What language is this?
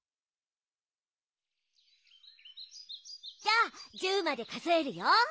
Japanese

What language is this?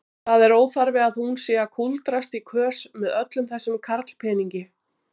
Icelandic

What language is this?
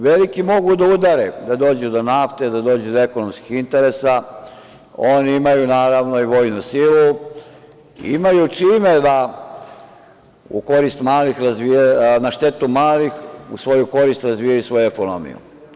Serbian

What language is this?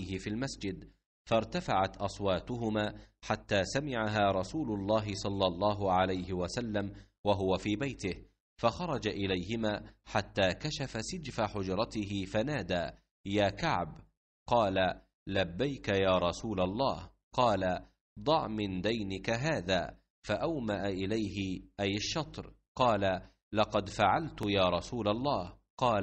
Arabic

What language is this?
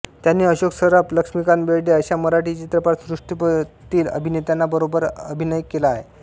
Marathi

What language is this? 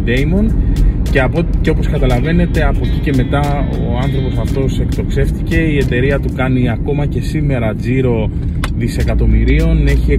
Greek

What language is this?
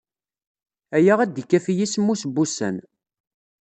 Kabyle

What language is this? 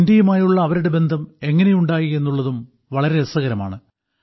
Malayalam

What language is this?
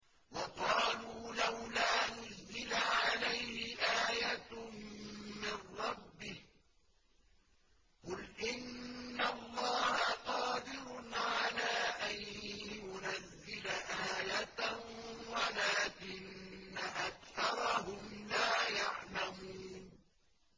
Arabic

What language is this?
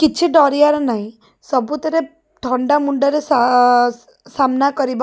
Odia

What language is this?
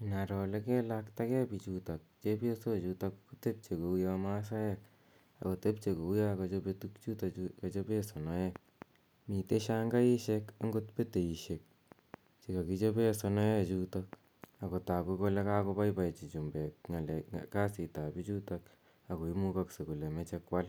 Kalenjin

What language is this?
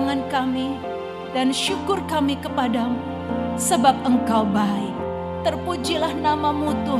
Indonesian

